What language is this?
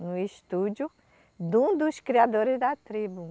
Portuguese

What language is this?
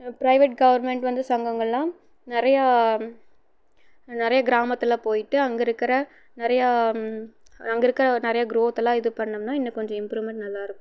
Tamil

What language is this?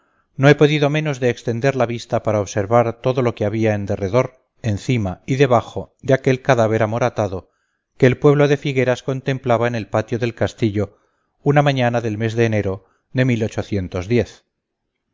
Spanish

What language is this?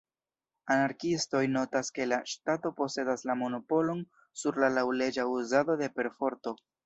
Esperanto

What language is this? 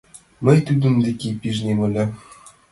Mari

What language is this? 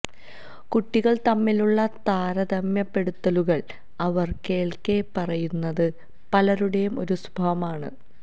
Malayalam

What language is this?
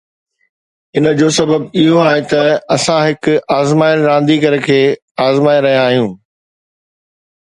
Sindhi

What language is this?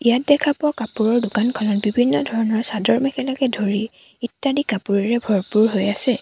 Assamese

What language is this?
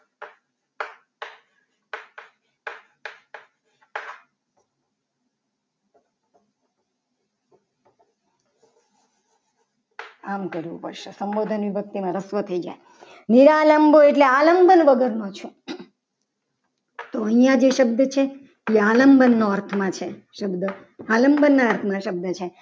Gujarati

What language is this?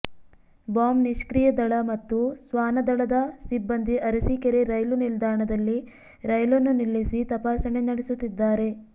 Kannada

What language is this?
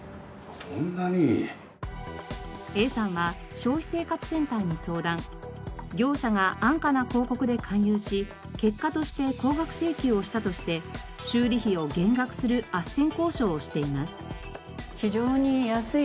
Japanese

